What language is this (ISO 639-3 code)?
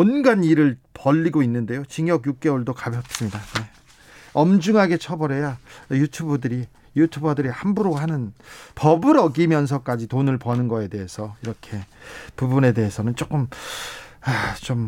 kor